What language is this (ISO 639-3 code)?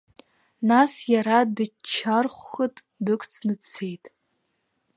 abk